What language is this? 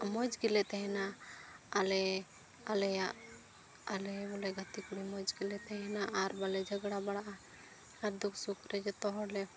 Santali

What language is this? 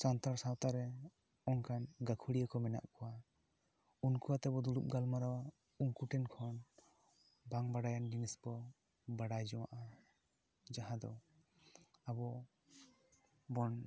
Santali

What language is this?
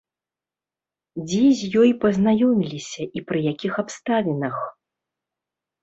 Belarusian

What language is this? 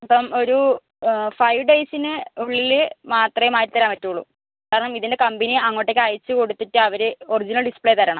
Malayalam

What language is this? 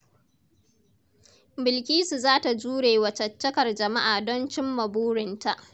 Hausa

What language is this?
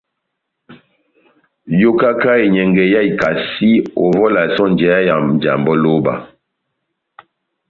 Batanga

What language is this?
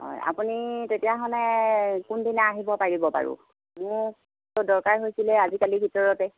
Assamese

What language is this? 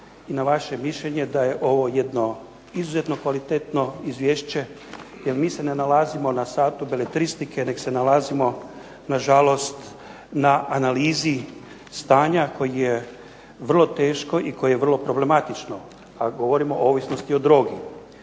Croatian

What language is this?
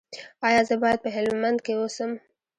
Pashto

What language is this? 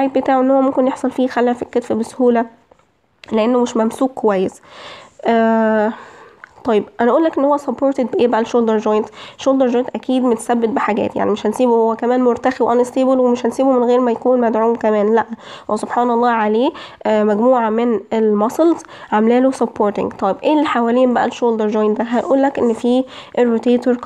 Arabic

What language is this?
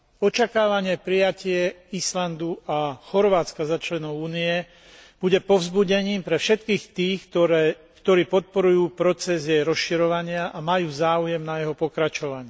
Slovak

